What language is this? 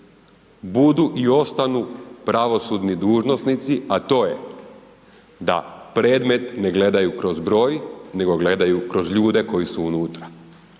Croatian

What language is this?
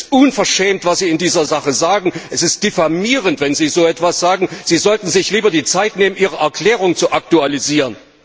German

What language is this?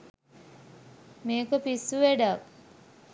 Sinhala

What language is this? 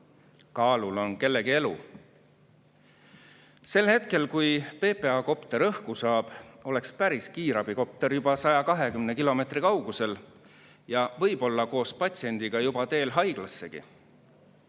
Estonian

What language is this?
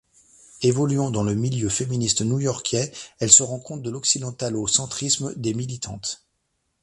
French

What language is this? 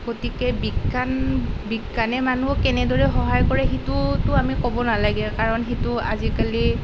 Assamese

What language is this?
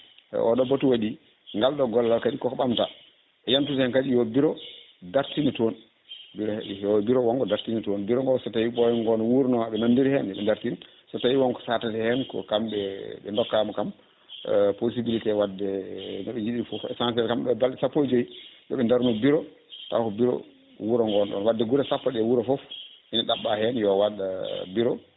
Fula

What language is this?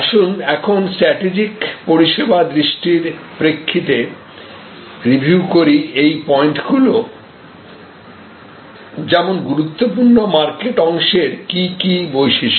Bangla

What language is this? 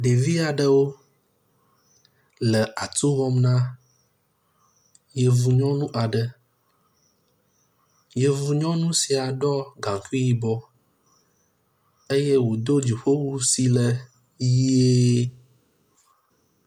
Ewe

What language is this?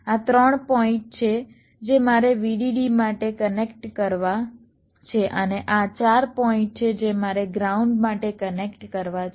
Gujarati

